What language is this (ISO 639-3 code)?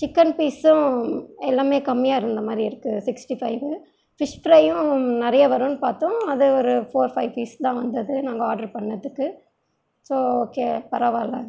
tam